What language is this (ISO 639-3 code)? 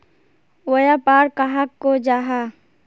mag